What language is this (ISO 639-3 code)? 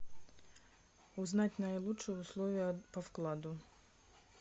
rus